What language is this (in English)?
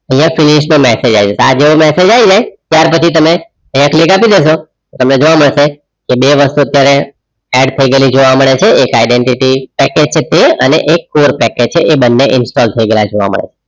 Gujarati